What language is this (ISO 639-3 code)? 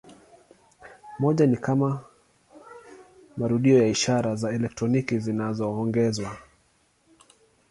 swa